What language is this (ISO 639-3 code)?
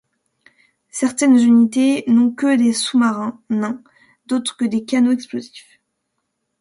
fra